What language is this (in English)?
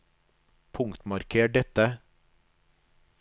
Norwegian